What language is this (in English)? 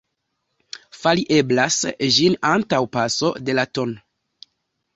Esperanto